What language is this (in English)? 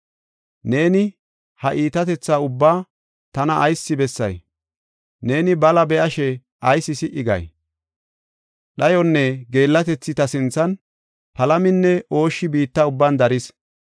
Gofa